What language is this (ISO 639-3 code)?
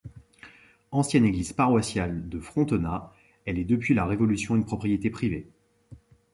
fra